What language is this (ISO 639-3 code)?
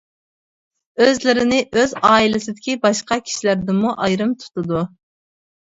uig